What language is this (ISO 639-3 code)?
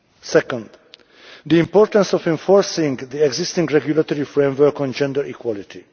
eng